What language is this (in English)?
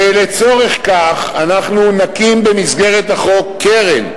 Hebrew